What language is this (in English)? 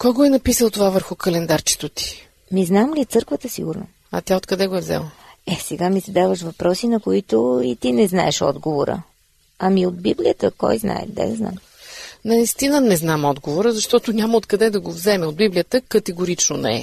Bulgarian